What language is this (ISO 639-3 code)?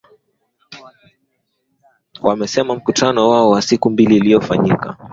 swa